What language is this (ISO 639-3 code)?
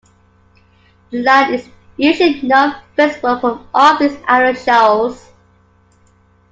eng